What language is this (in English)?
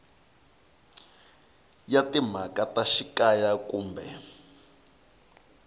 Tsonga